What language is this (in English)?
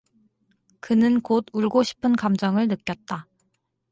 Korean